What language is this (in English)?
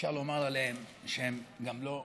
Hebrew